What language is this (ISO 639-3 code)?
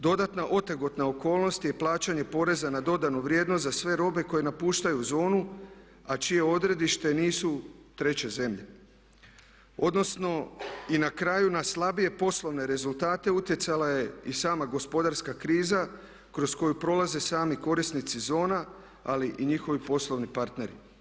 hrv